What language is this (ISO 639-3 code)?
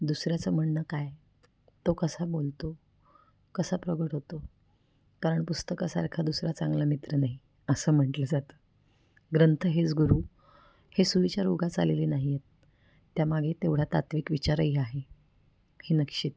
mar